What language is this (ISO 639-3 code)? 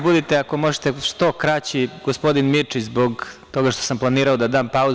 srp